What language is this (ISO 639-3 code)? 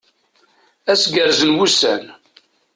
kab